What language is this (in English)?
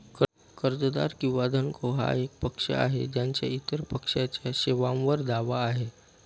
Marathi